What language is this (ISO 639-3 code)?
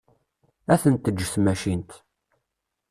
kab